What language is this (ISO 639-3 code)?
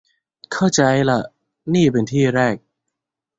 tha